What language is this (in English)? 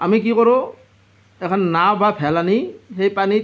Assamese